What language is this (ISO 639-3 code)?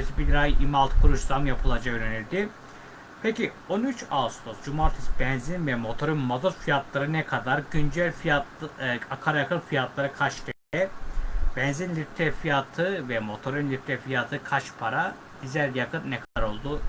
tur